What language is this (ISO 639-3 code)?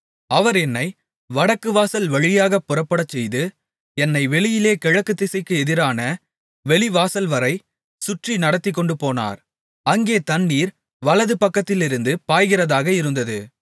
tam